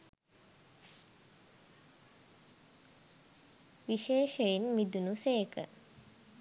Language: Sinhala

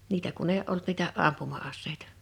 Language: Finnish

